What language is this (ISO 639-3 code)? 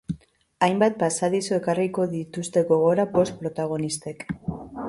eus